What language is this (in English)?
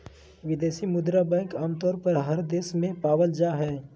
Magahi